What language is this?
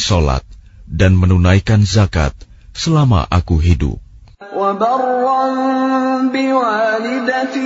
Arabic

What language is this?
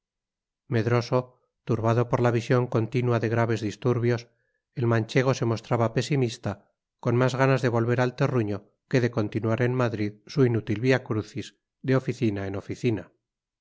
Spanish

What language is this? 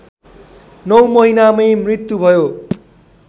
Nepali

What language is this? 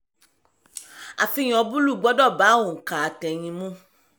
Yoruba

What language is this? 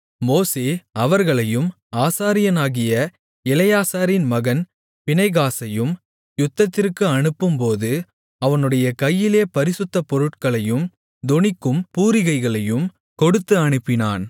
Tamil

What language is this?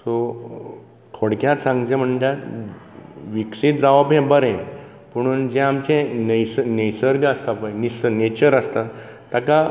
Konkani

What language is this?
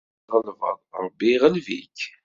Kabyle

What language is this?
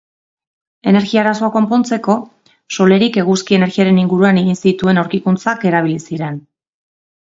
Basque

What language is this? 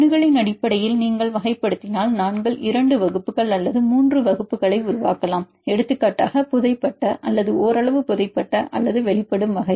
Tamil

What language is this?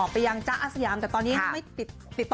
Thai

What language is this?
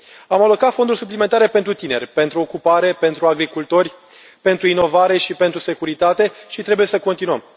Romanian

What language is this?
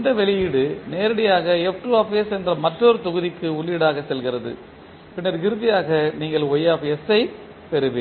Tamil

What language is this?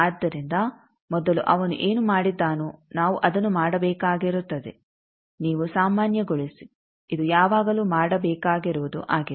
Kannada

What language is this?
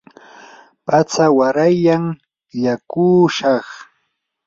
Yanahuanca Pasco Quechua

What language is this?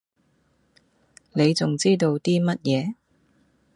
Cantonese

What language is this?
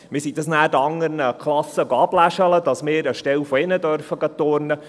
Swiss German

